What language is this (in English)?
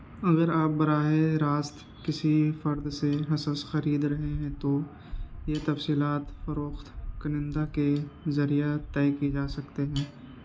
Urdu